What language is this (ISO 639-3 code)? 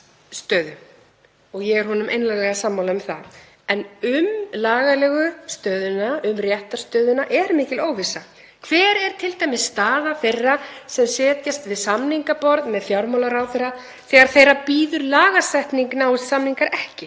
isl